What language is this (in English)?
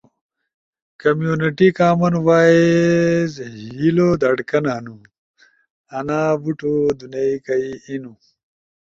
Ushojo